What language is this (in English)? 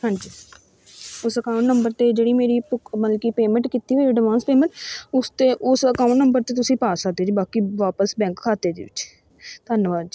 Punjabi